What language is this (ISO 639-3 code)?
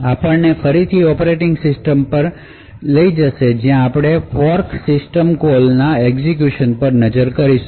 guj